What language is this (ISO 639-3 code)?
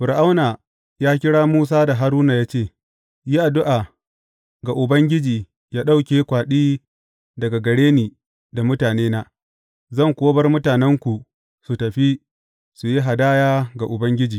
hau